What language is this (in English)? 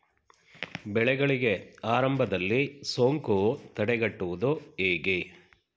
Kannada